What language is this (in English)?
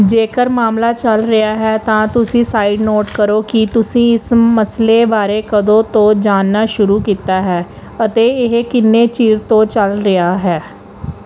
Punjabi